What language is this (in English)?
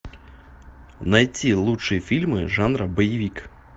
Russian